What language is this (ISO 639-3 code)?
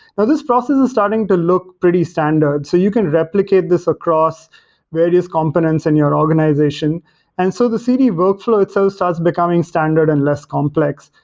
eng